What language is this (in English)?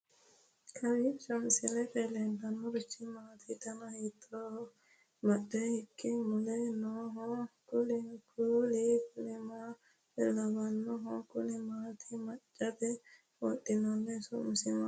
Sidamo